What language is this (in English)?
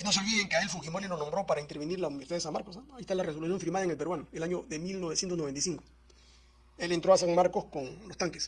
Spanish